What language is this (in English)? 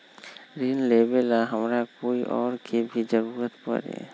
Magahi